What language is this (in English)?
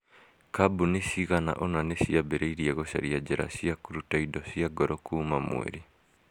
Kikuyu